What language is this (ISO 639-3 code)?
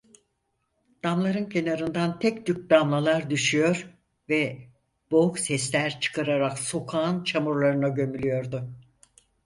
tur